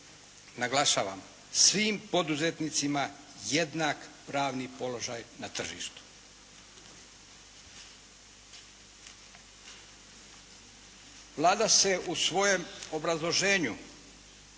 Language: Croatian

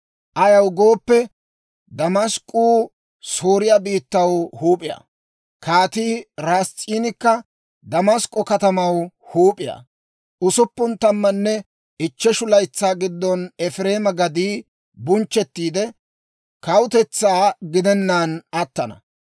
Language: Dawro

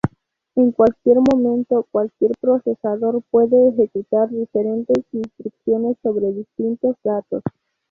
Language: Spanish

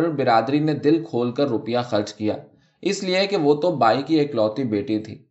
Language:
Urdu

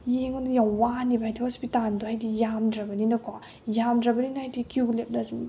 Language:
Manipuri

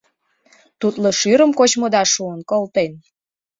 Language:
Mari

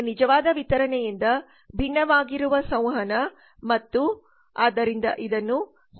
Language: Kannada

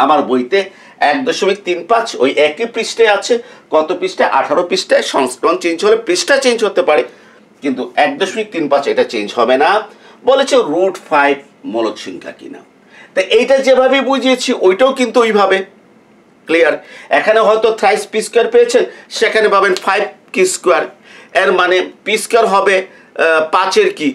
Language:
Bangla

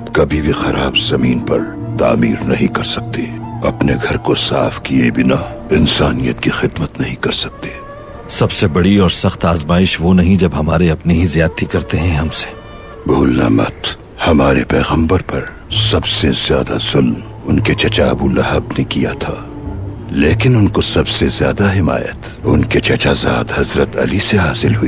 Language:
Urdu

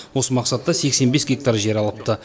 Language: Kazakh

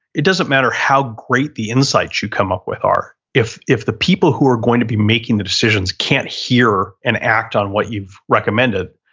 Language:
English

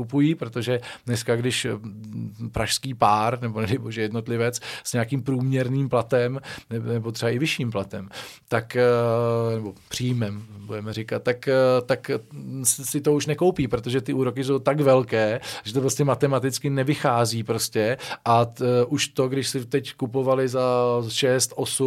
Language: Czech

